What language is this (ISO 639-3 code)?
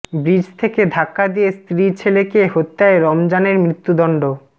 ben